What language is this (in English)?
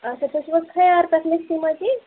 Kashmiri